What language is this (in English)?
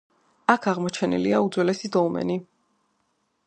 Georgian